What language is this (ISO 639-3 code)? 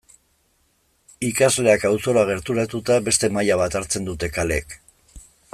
eus